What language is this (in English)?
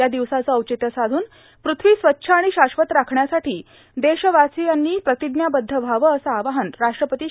Marathi